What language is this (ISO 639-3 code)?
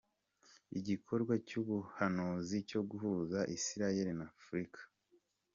kin